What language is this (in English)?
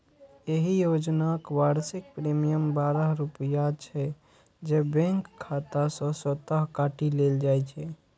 Maithili